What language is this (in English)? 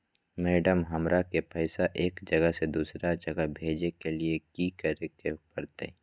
Magahi